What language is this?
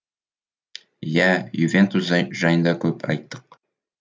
Kazakh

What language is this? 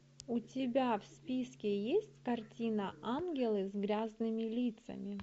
Russian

